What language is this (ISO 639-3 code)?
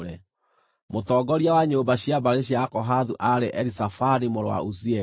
kik